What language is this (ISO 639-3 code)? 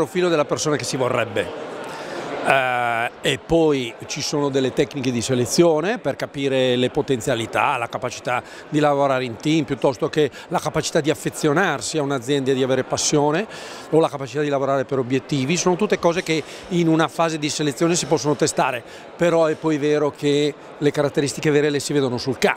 ita